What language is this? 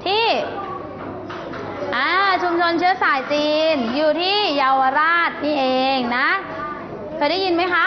Thai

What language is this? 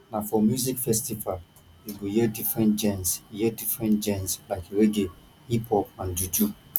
Nigerian Pidgin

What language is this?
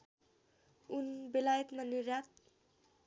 Nepali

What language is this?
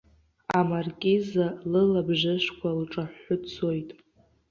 Abkhazian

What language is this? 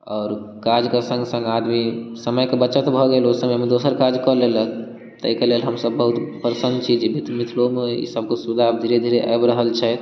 Maithili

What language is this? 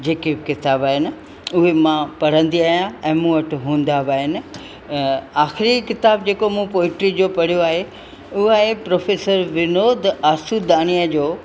Sindhi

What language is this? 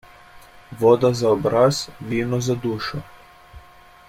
Slovenian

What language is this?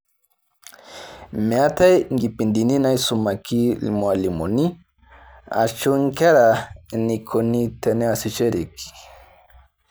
Masai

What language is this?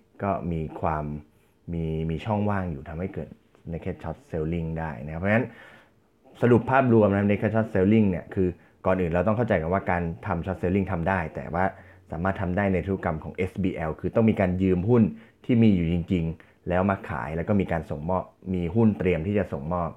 Thai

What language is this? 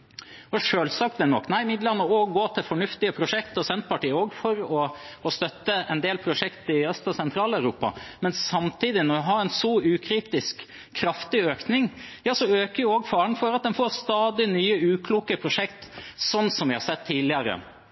Norwegian Bokmål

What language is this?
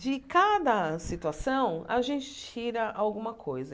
Portuguese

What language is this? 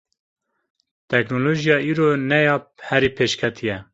Kurdish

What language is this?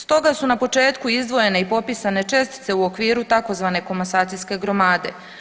Croatian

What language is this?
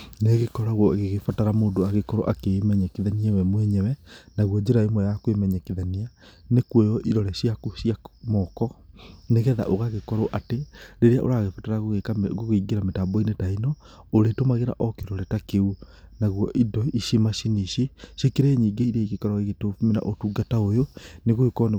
Kikuyu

